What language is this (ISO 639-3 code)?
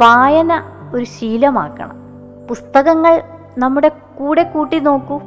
mal